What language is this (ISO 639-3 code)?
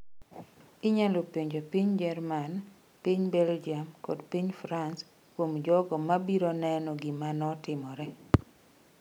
luo